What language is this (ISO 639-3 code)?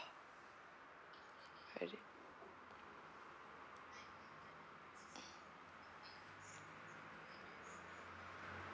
eng